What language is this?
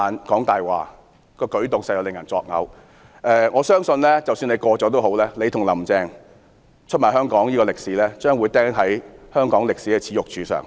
Cantonese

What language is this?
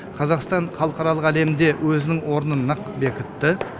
Kazakh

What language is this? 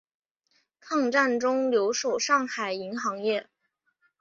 Chinese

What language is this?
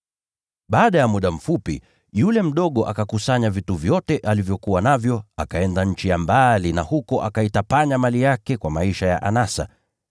Swahili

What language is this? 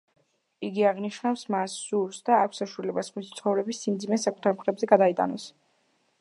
Georgian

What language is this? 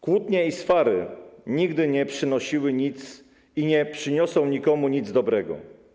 Polish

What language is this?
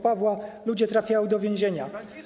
Polish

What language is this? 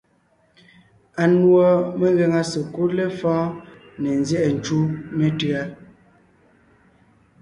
Ngiemboon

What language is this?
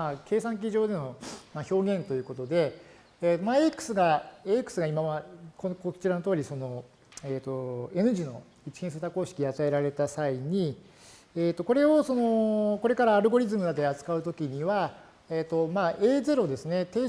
Japanese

